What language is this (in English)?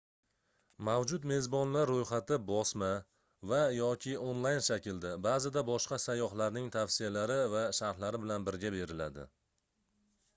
Uzbek